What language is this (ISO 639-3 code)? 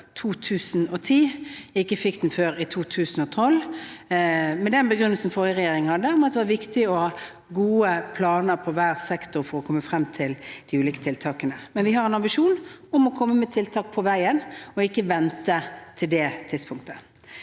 nor